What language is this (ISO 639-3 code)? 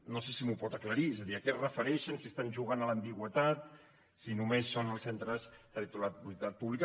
cat